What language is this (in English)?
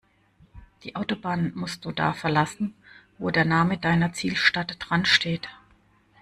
German